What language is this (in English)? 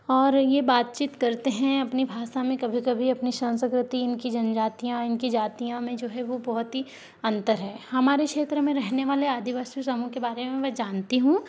Hindi